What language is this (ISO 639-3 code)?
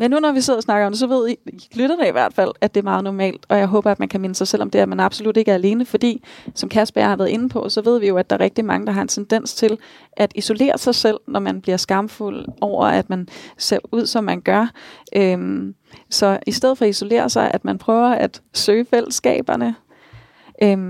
dan